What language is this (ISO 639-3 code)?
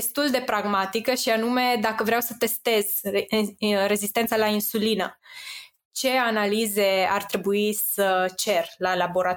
ron